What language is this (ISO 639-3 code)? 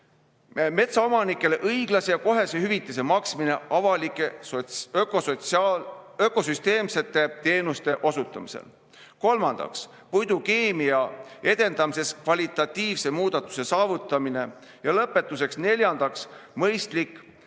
est